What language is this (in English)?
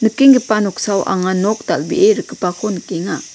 Garo